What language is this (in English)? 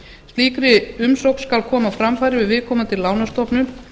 Icelandic